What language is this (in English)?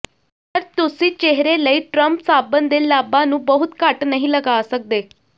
Punjabi